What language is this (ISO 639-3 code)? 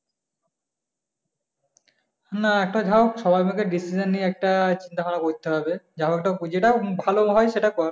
ben